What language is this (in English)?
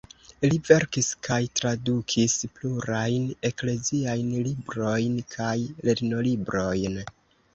Esperanto